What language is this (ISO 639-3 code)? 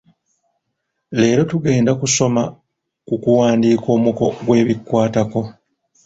lug